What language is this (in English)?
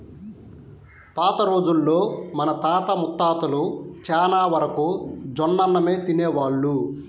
Telugu